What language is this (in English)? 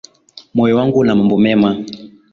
Swahili